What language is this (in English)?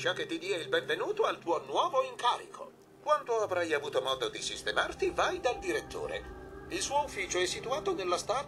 Italian